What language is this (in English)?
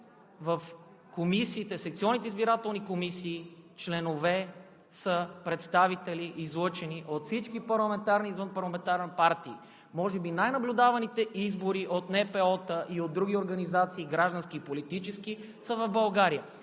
Bulgarian